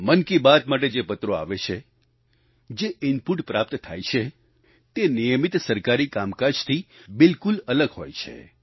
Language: Gujarati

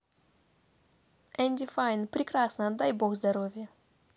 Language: Russian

